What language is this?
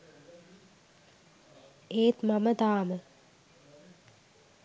Sinhala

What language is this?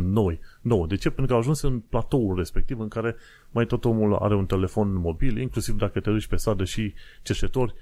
Romanian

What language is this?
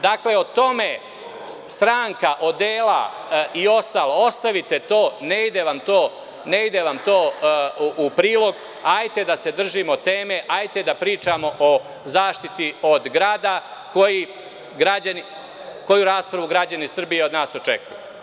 Serbian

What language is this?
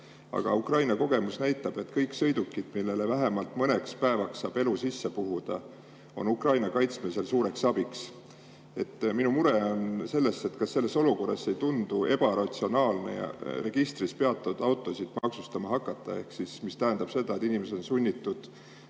Estonian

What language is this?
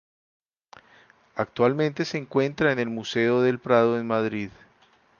Spanish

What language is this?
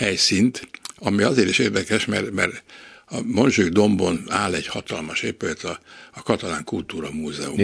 Hungarian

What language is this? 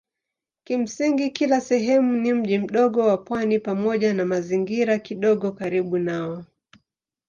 Swahili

